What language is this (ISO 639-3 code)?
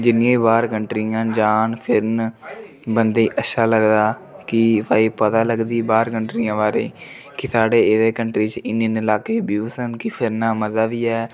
doi